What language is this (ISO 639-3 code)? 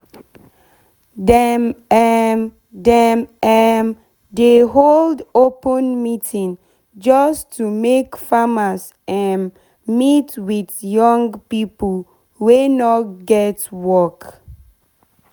pcm